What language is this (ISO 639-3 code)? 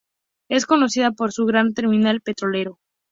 spa